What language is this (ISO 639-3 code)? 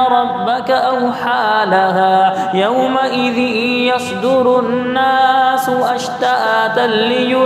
ara